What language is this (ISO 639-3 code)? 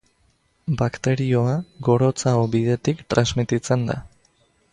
eus